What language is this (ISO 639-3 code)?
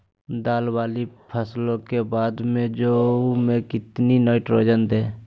mag